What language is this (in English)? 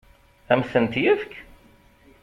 Kabyle